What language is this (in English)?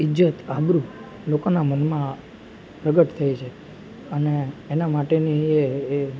Gujarati